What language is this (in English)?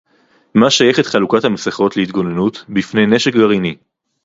Hebrew